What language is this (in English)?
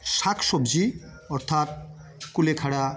Bangla